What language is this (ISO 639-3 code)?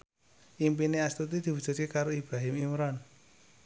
jav